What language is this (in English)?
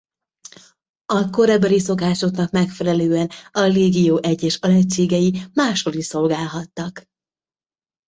Hungarian